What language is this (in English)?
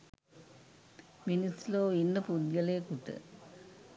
Sinhala